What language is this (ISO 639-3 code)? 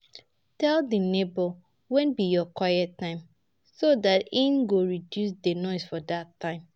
pcm